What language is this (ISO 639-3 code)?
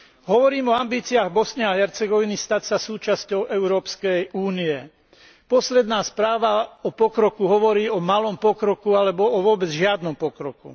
slk